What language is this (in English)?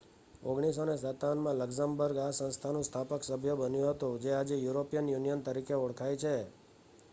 Gujarati